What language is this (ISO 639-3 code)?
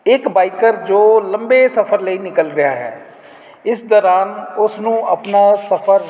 pan